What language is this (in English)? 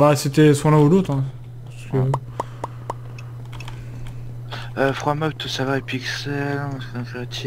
French